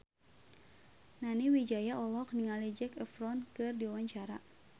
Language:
Sundanese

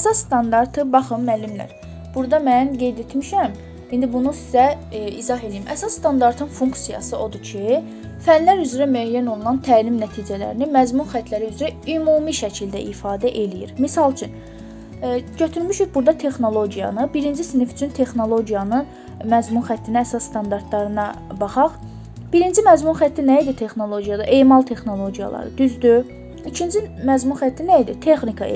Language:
Turkish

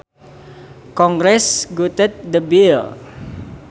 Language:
Sundanese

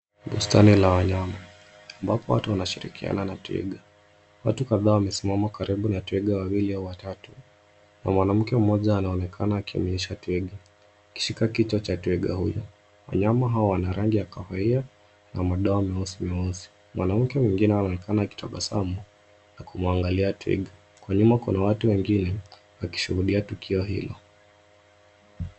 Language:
Swahili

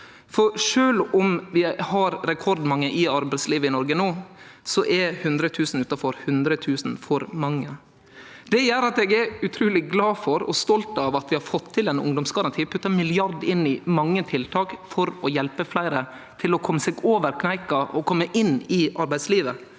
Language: Norwegian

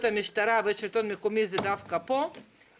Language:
Hebrew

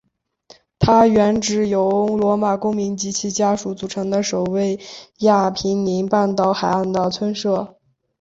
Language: Chinese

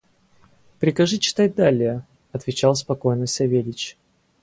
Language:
Russian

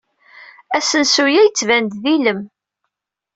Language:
Kabyle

